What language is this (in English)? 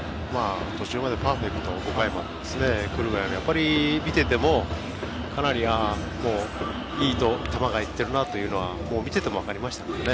Japanese